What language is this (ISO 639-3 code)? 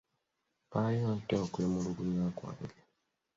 lug